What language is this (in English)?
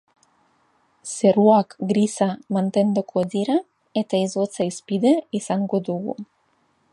Basque